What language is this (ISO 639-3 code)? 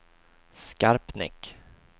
swe